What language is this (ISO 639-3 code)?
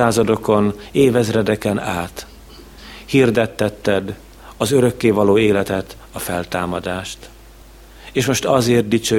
hun